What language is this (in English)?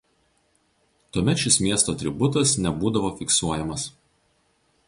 Lithuanian